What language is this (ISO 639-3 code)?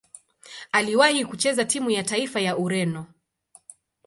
swa